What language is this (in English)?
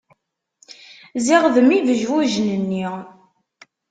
Kabyle